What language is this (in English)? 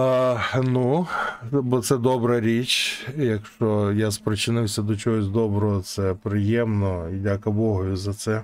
Ukrainian